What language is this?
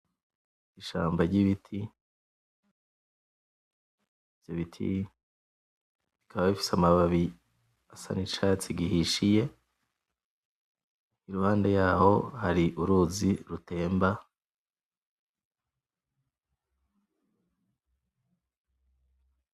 Rundi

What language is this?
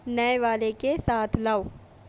Urdu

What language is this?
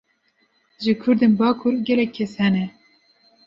Kurdish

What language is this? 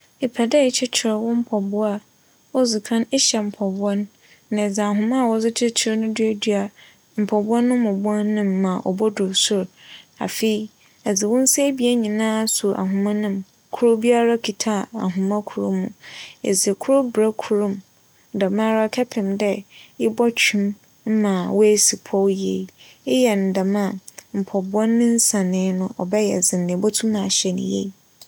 Akan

